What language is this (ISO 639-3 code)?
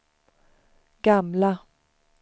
swe